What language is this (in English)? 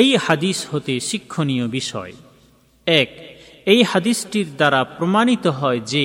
Bangla